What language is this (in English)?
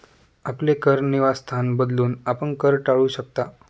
Marathi